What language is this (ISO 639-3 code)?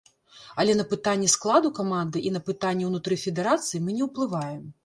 bel